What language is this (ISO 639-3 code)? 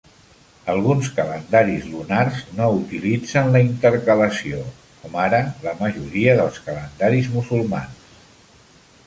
cat